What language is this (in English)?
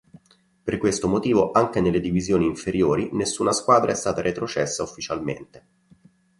Italian